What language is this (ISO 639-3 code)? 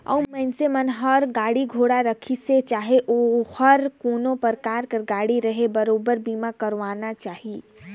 hne